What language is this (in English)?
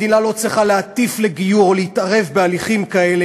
Hebrew